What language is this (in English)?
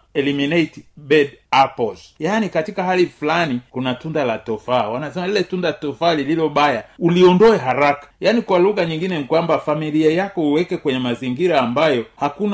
Swahili